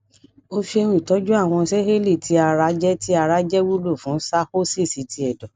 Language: Yoruba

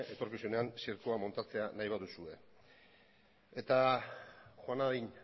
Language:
Basque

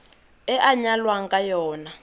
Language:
Tswana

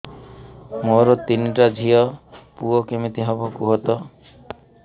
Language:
Odia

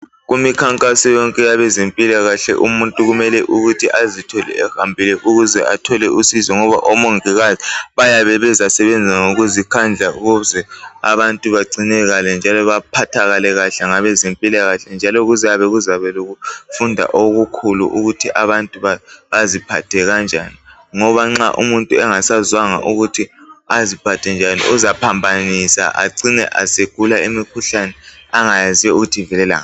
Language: North Ndebele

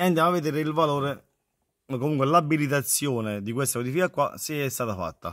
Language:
Italian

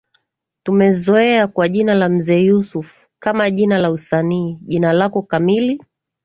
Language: Swahili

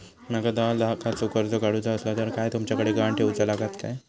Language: Marathi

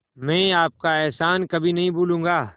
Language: Hindi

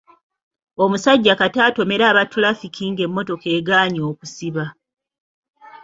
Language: Ganda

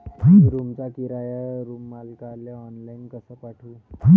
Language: Marathi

